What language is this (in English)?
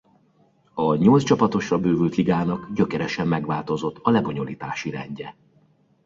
Hungarian